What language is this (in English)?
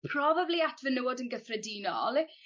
Welsh